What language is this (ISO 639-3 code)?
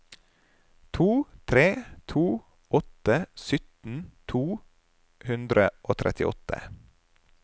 nor